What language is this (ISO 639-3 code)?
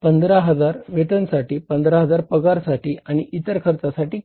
mar